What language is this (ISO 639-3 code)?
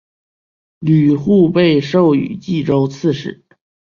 zho